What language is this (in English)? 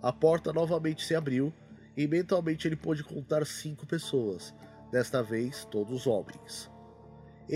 Portuguese